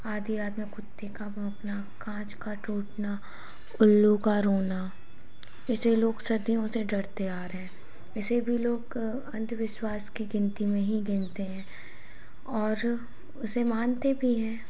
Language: Hindi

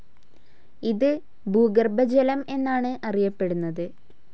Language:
Malayalam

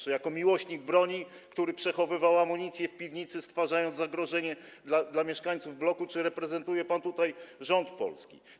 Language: Polish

